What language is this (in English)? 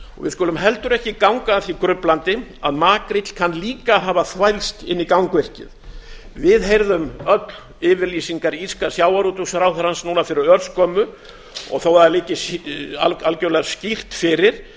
Icelandic